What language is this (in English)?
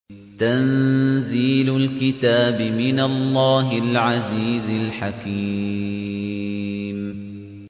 Arabic